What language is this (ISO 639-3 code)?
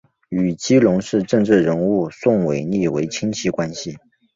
zho